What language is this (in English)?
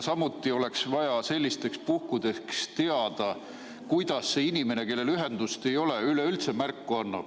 Estonian